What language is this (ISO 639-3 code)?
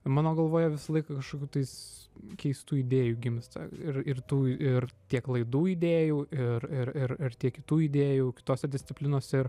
lit